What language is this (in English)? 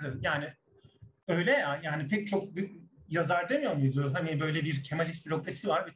Turkish